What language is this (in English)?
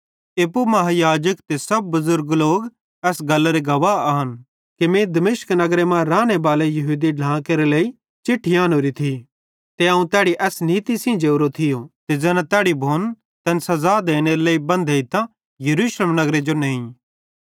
Bhadrawahi